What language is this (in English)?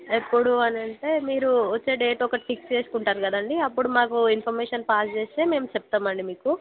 Telugu